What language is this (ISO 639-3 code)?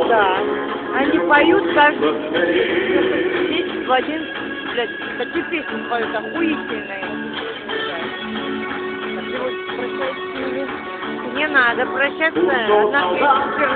ukr